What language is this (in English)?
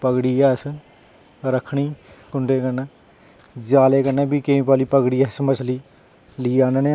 Dogri